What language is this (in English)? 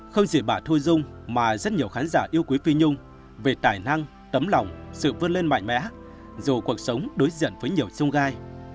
Vietnamese